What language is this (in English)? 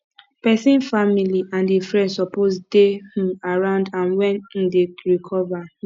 Nigerian Pidgin